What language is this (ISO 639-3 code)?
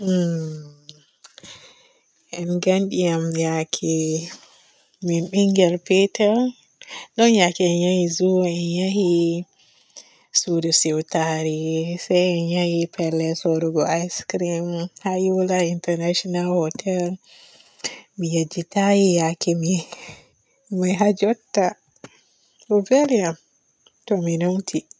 fue